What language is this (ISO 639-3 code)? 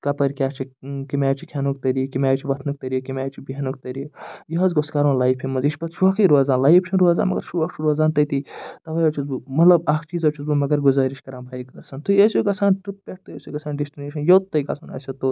kas